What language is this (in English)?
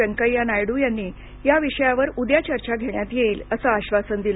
Marathi